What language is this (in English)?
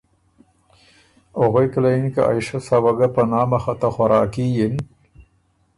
Ormuri